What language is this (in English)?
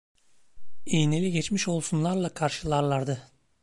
Turkish